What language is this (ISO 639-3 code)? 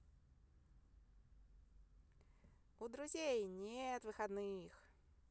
rus